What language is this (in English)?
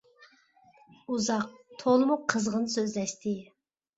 Uyghur